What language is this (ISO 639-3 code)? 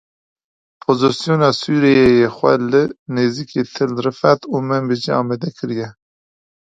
kur